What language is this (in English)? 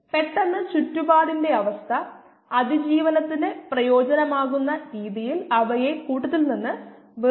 Malayalam